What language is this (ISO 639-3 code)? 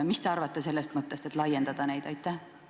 est